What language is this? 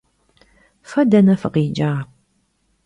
Kabardian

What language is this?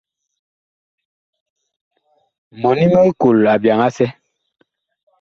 Bakoko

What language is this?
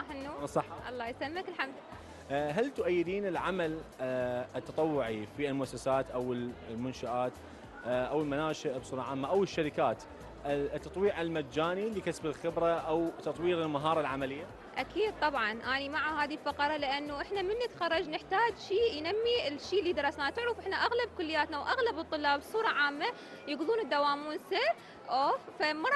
Arabic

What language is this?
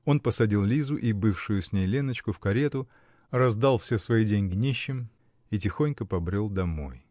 Russian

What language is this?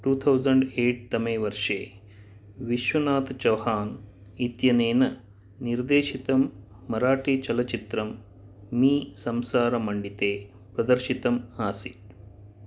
Sanskrit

